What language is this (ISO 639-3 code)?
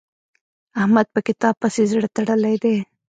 pus